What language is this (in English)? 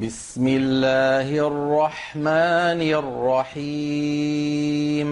Arabic